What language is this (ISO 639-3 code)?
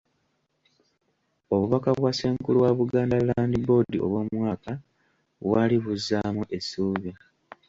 lug